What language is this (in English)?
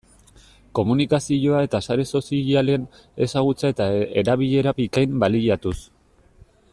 Basque